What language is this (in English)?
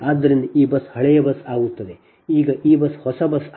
Kannada